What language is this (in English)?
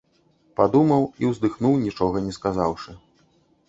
Belarusian